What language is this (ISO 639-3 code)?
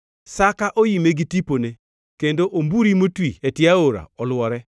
luo